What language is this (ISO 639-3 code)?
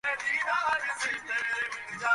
ben